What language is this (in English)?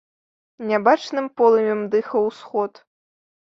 Belarusian